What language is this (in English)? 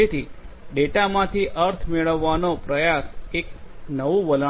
Gujarati